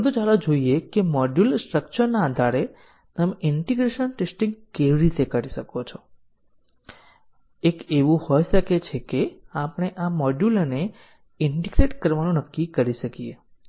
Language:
Gujarati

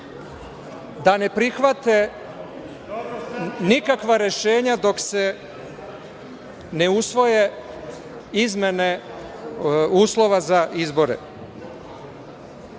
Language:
Serbian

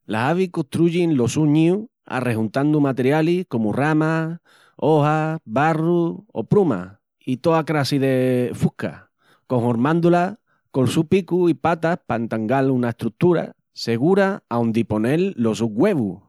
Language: Extremaduran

